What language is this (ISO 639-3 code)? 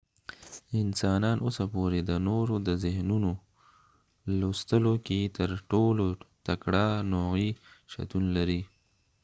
pus